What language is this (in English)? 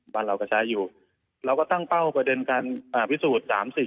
Thai